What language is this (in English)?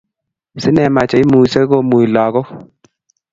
Kalenjin